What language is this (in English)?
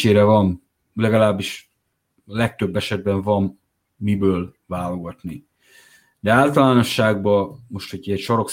Hungarian